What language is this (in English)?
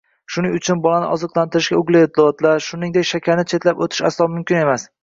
Uzbek